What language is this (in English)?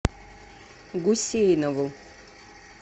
Russian